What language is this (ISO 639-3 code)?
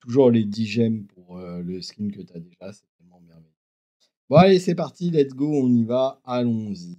fra